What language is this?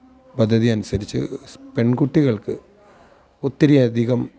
Malayalam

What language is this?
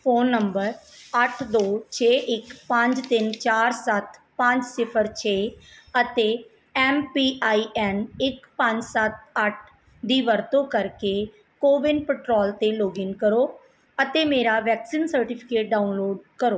Punjabi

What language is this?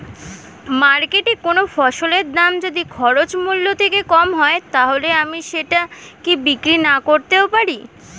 Bangla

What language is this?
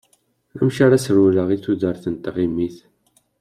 Kabyle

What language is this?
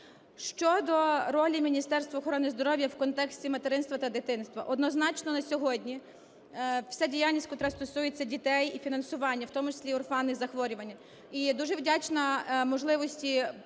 Ukrainian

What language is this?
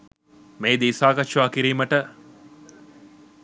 Sinhala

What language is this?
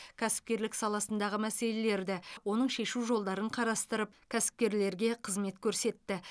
Kazakh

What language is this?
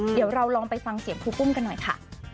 Thai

